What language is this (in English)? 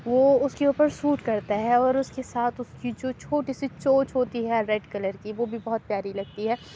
Urdu